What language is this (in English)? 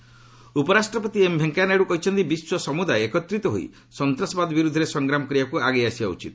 Odia